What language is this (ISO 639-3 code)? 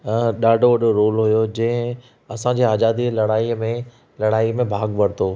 snd